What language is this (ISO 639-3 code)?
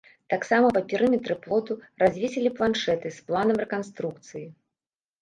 bel